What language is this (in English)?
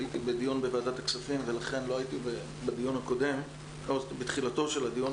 Hebrew